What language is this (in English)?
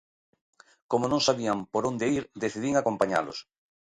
Galician